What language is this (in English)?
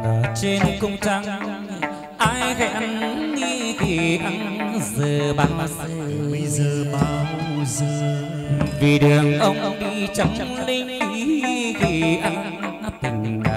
Vietnamese